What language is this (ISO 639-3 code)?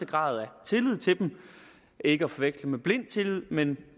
dan